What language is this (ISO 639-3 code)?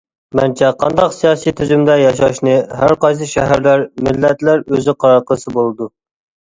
uig